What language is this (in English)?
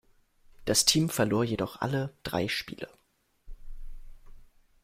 German